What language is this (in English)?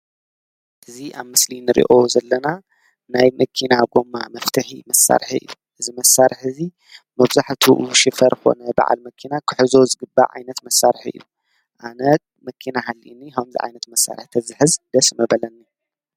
Tigrinya